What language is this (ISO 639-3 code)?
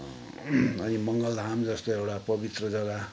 nep